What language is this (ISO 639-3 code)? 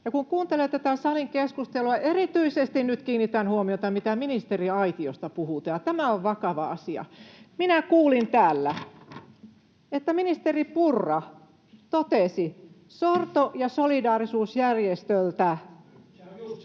fin